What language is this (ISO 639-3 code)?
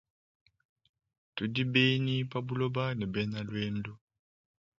lua